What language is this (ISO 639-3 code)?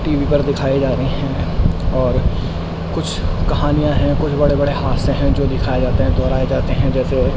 urd